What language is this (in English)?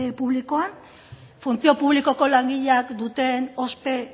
Basque